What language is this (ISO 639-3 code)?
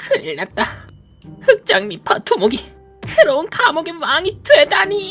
kor